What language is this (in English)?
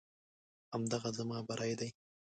Pashto